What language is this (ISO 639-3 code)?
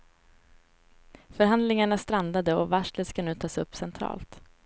swe